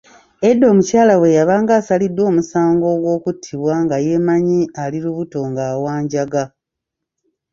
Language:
Ganda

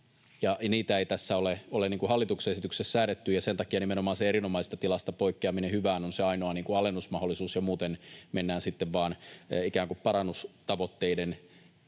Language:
Finnish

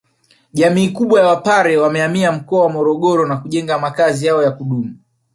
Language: Swahili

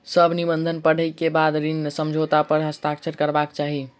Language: Maithili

